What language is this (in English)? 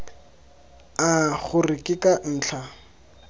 Tswana